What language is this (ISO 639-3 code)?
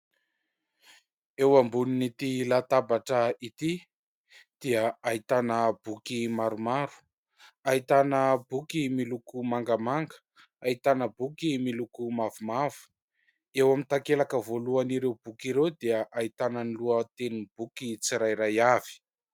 mlg